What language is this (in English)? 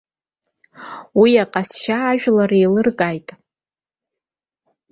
Abkhazian